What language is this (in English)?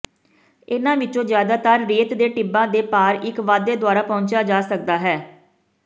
Punjabi